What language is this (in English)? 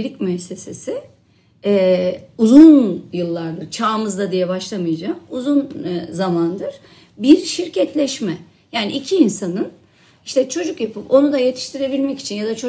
Turkish